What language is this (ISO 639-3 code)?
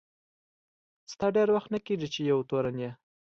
pus